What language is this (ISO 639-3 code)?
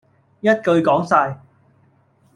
yue